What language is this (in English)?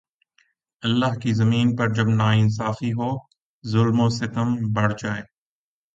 Urdu